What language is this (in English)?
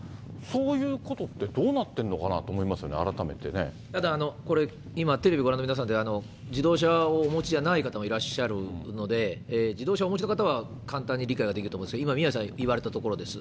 Japanese